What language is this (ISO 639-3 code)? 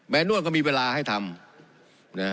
tha